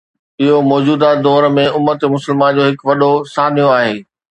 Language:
Sindhi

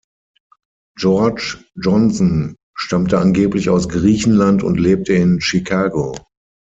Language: German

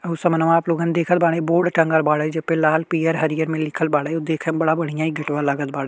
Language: Bhojpuri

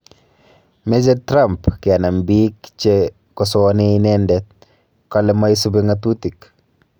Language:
Kalenjin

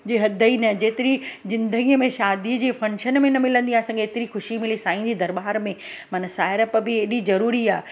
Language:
Sindhi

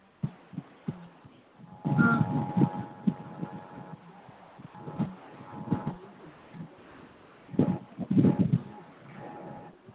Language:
Manipuri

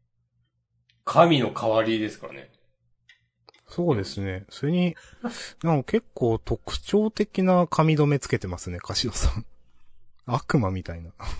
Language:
Japanese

